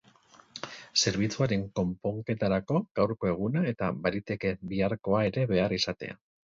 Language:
Basque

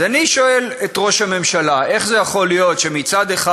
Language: Hebrew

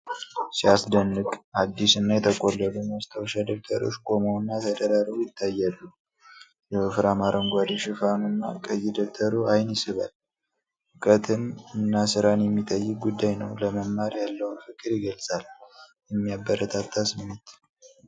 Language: Amharic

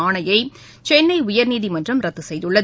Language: Tamil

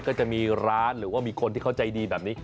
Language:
Thai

